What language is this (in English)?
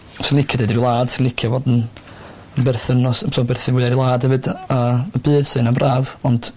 Welsh